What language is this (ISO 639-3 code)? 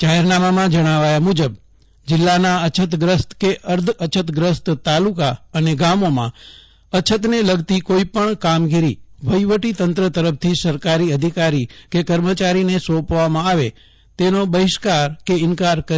guj